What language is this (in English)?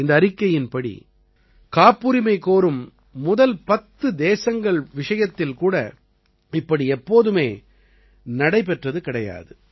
Tamil